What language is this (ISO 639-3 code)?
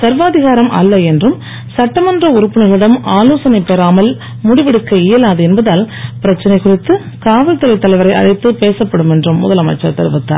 tam